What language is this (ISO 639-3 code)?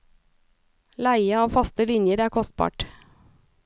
nor